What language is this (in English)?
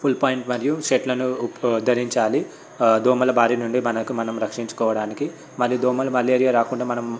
Telugu